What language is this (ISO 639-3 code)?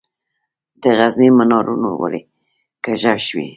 pus